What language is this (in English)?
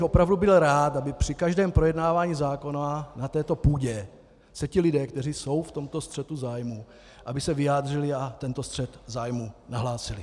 Czech